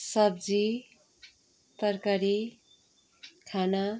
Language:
Nepali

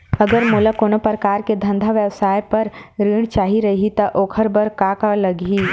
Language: Chhattisgarhi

